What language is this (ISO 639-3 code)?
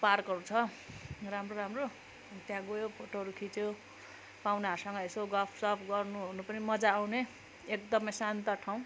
nep